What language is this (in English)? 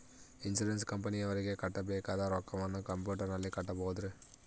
Kannada